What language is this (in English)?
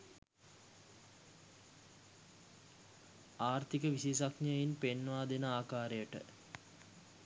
Sinhala